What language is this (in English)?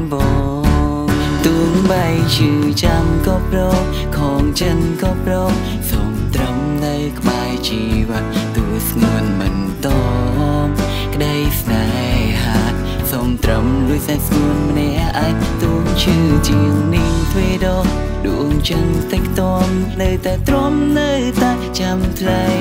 Vietnamese